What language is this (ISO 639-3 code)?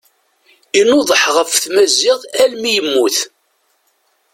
kab